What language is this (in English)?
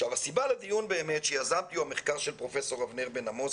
Hebrew